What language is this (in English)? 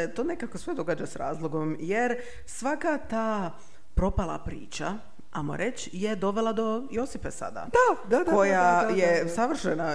Croatian